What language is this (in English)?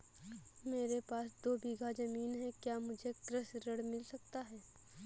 Hindi